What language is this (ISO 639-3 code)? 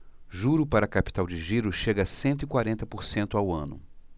por